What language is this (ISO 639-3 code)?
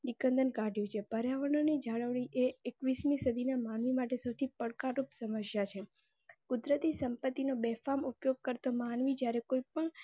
guj